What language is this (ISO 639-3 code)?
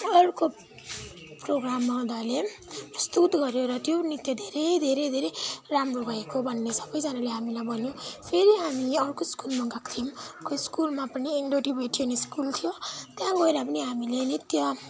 nep